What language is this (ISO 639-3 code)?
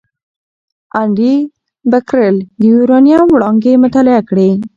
pus